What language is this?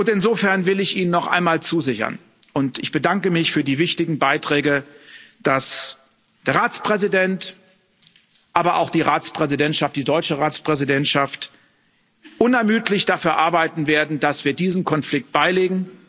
German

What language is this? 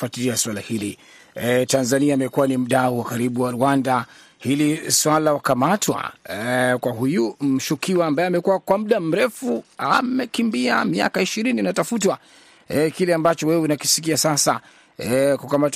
Swahili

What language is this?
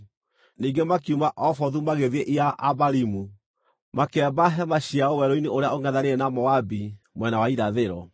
Kikuyu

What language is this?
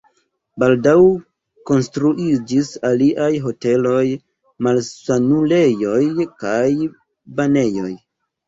Esperanto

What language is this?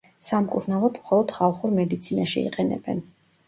Georgian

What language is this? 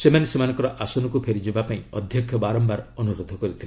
Odia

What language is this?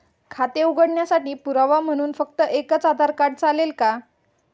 Marathi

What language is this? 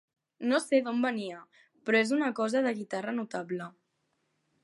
Catalan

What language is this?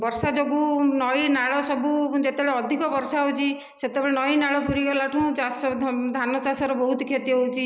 Odia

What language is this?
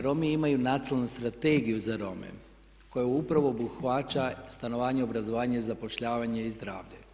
Croatian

